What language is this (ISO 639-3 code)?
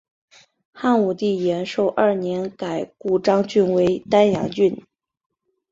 zho